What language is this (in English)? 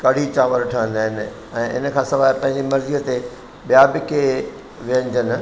Sindhi